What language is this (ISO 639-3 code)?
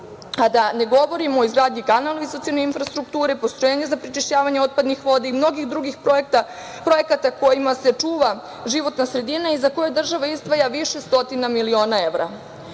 srp